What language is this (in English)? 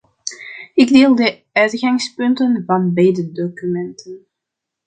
Dutch